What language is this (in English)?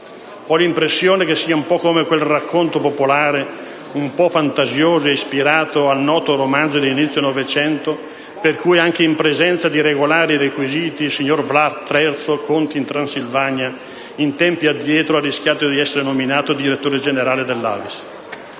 Italian